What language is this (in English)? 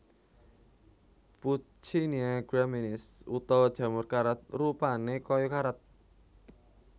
Javanese